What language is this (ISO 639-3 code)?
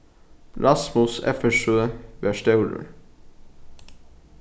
fao